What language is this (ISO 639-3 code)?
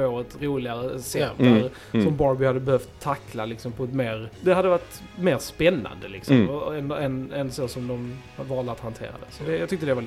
swe